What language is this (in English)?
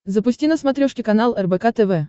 Russian